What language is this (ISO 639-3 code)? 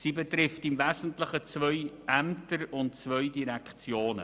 gsw